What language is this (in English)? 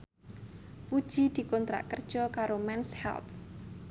Javanese